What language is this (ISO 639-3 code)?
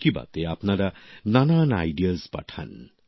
ben